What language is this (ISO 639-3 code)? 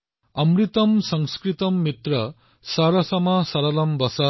asm